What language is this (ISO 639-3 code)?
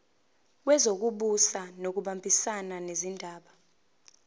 zul